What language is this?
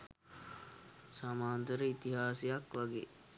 Sinhala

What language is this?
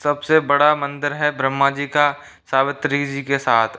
Hindi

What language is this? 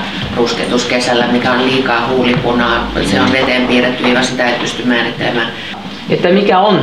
Finnish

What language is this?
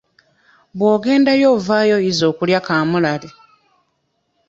Ganda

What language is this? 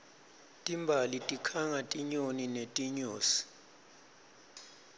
Swati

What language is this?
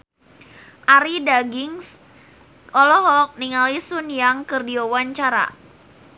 Sundanese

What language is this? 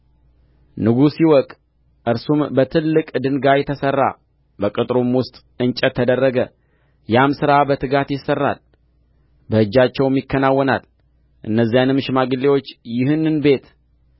Amharic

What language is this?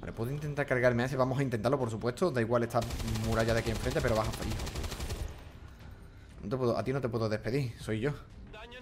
Spanish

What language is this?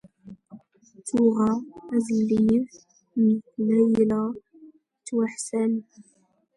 Standard Moroccan Tamazight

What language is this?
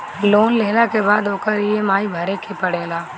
Bhojpuri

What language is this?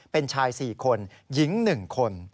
Thai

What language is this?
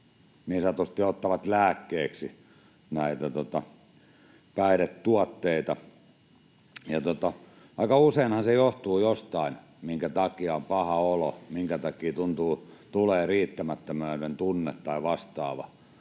Finnish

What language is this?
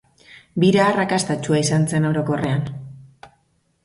Basque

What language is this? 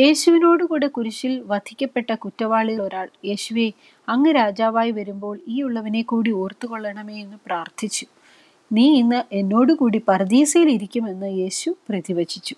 Malayalam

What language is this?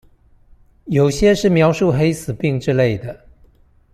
Chinese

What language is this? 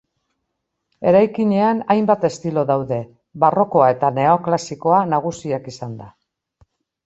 Basque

